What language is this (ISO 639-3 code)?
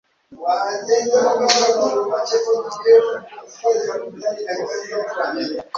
kin